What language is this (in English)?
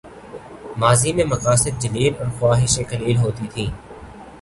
Urdu